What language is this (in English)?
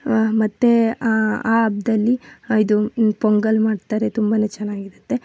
Kannada